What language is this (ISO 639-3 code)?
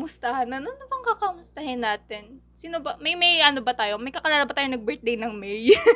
fil